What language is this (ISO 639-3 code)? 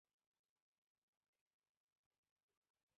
ben